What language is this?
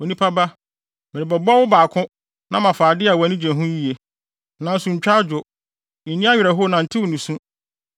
Akan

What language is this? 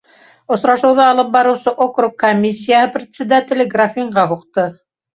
Bashkir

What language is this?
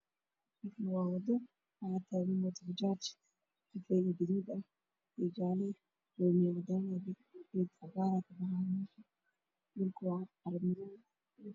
Somali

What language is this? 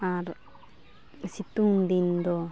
Santali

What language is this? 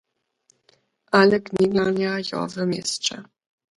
Lower Sorbian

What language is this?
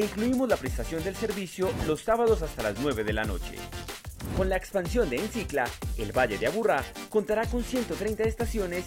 Spanish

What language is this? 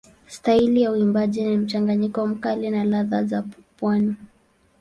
Swahili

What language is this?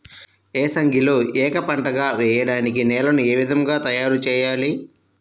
Telugu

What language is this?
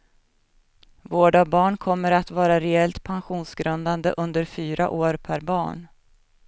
Swedish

